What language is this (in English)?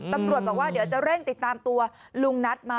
Thai